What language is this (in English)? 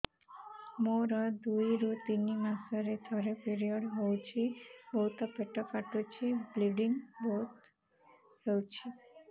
Odia